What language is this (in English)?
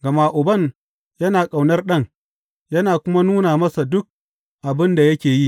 Hausa